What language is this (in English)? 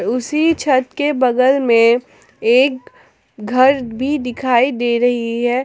Hindi